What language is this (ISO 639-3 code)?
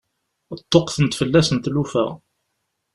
kab